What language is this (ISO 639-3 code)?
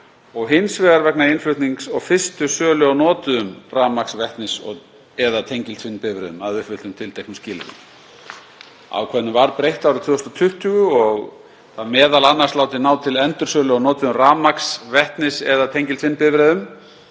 isl